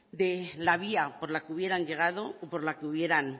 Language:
Spanish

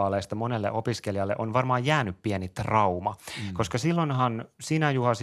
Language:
Finnish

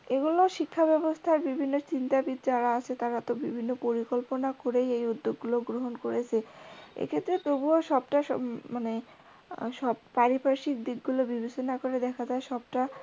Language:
Bangla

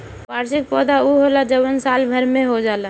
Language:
Bhojpuri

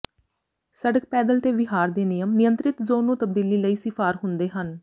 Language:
Punjabi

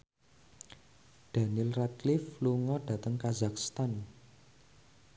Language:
Javanese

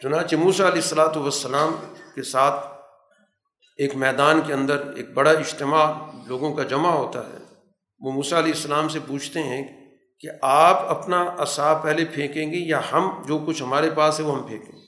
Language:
Urdu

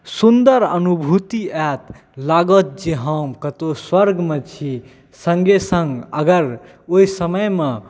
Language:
Maithili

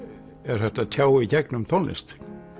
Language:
Icelandic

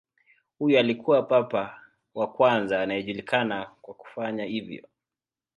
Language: Swahili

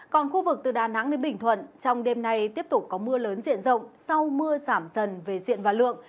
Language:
Vietnamese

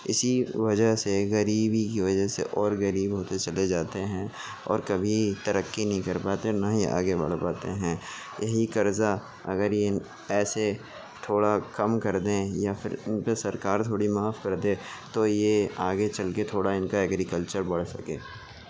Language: Urdu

